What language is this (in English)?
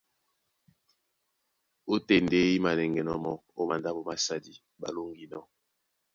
Duala